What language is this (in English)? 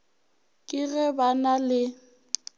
Northern Sotho